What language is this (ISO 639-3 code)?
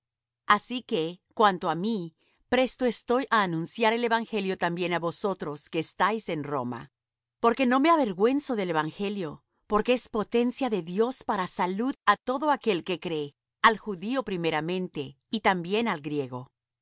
spa